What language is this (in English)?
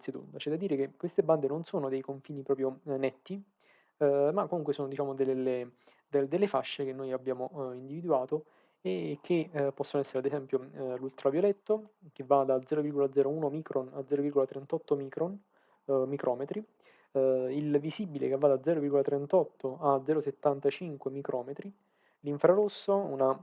Italian